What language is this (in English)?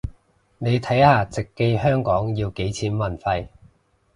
Cantonese